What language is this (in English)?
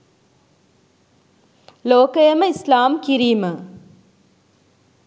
Sinhala